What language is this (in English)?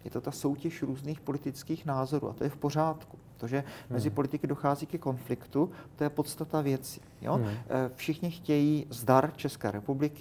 Czech